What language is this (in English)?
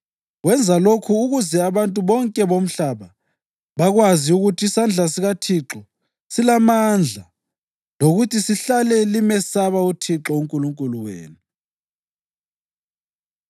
North Ndebele